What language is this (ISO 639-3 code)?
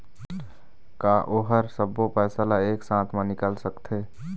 hne